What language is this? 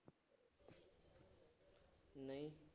Punjabi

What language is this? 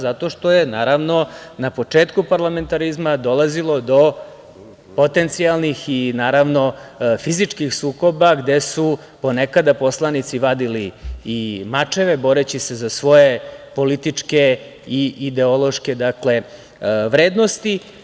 Serbian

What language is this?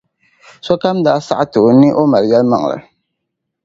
Dagbani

